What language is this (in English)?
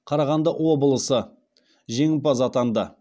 Kazakh